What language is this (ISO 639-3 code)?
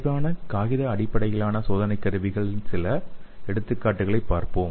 tam